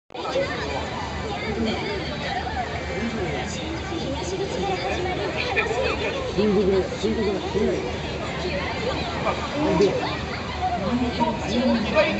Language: Japanese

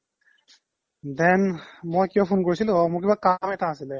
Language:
Assamese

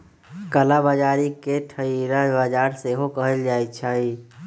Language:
Magahi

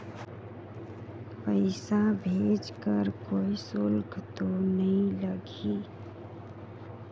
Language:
Chhattisgarhi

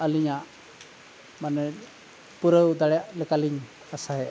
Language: Santali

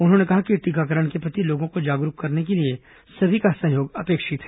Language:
Hindi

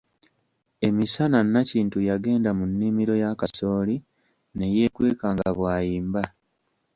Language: Ganda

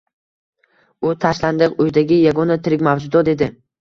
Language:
Uzbek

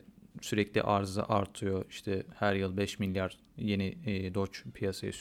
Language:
Turkish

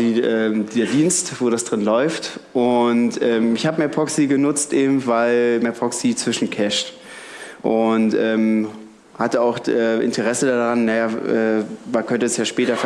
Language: German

